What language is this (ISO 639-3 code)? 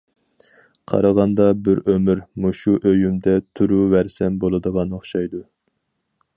uig